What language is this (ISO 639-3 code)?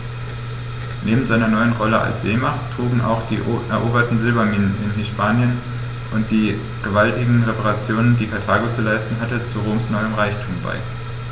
deu